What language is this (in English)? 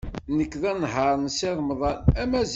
Kabyle